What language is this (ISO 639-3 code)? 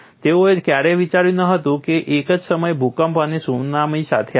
guj